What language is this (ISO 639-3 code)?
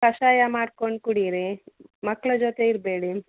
kan